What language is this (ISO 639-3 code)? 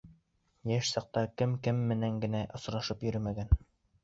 bak